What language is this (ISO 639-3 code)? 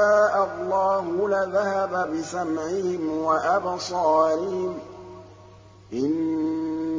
ara